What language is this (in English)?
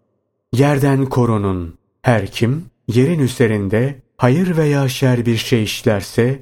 Turkish